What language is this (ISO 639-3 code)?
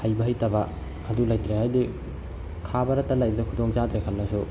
mni